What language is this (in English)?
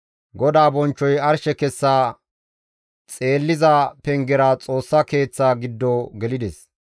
Gamo